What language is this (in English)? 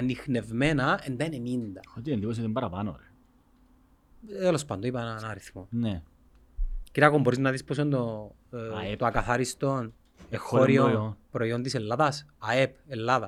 Greek